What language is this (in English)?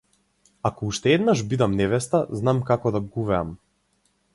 Macedonian